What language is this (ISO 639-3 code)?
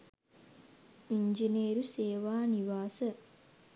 sin